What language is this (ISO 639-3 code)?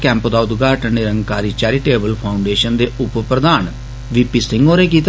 doi